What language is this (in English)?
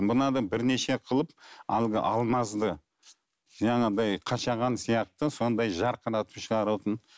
Kazakh